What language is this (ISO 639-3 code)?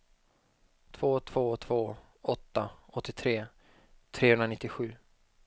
swe